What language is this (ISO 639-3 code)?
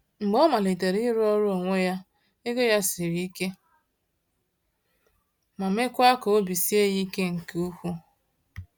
ibo